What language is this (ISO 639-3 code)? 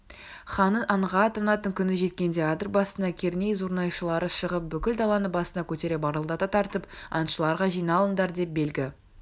kaz